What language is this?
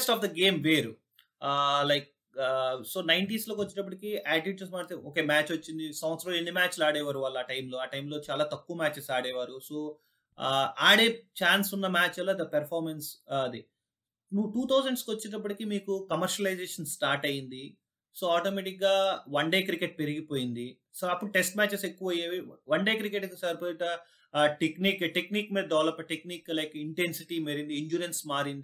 Telugu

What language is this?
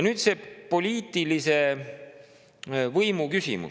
Estonian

